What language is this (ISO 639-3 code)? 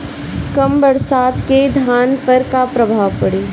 bho